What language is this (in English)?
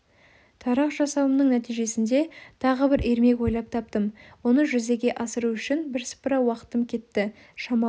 Kazakh